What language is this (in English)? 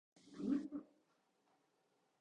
Spanish